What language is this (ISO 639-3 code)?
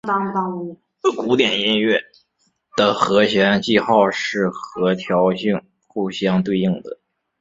zho